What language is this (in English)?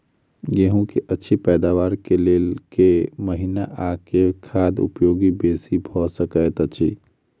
Maithili